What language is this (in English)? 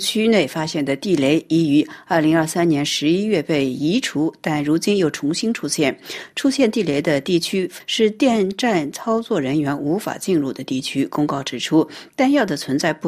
Chinese